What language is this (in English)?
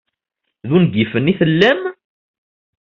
Kabyle